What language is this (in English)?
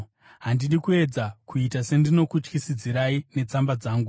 Shona